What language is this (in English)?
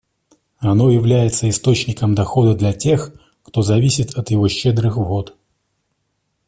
Russian